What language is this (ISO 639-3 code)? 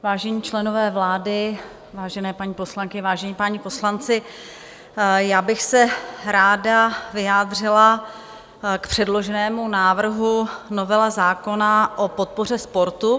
ces